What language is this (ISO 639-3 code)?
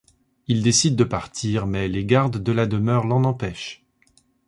fra